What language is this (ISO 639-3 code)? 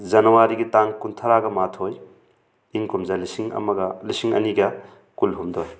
mni